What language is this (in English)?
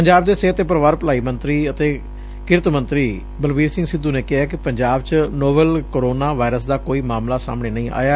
Punjabi